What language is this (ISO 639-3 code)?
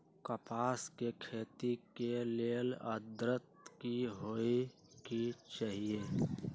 mag